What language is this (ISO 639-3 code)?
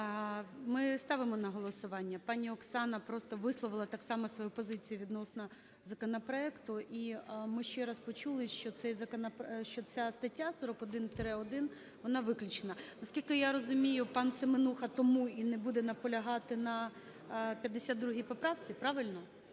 ukr